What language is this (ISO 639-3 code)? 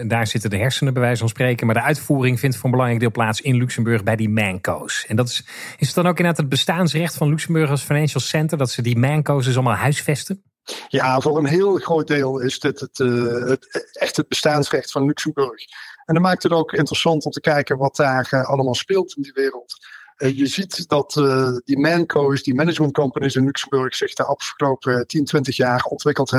nld